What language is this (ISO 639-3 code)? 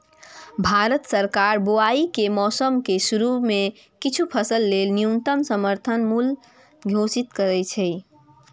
mai